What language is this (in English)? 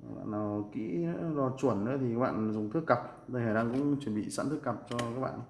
Vietnamese